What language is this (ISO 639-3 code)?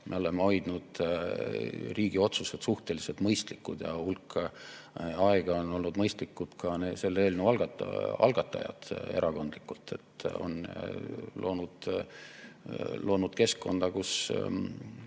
est